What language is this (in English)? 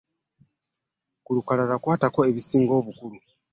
Ganda